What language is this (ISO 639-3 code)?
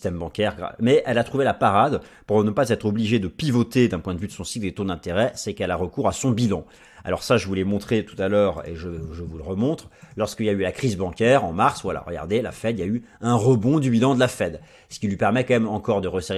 fra